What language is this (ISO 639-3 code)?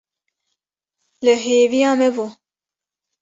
kur